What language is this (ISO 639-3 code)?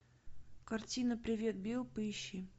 rus